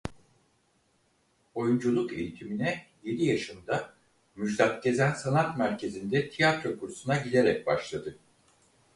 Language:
Turkish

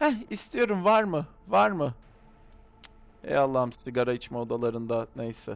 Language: Turkish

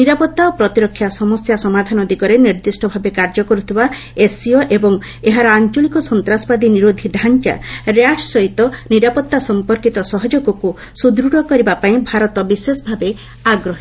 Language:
Odia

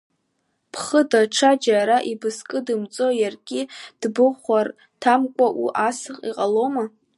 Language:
Abkhazian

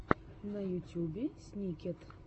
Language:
Russian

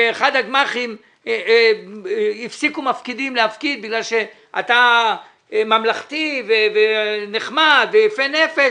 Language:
Hebrew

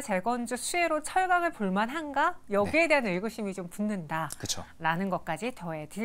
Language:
Korean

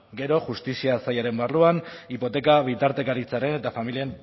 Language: Basque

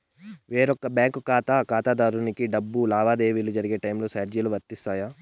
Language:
Telugu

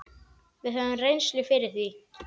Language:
Icelandic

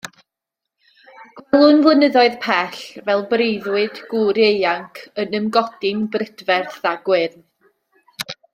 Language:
Welsh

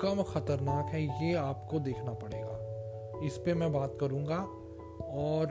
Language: Hindi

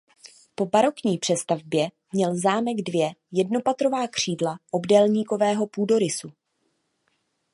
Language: Czech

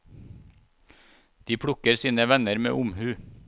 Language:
Norwegian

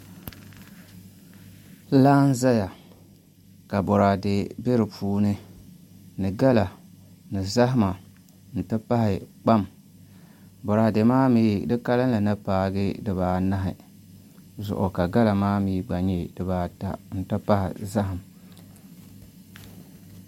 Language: Dagbani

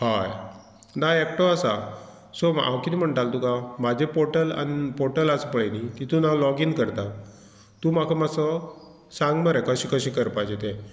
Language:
Konkani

